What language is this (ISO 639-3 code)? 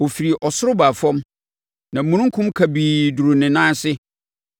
aka